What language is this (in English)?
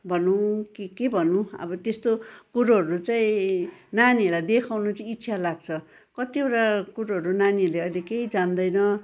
Nepali